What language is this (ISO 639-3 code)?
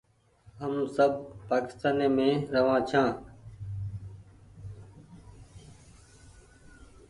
gig